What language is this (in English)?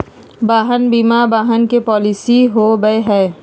Magahi